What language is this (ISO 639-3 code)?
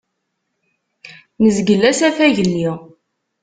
kab